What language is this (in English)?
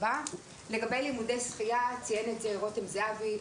Hebrew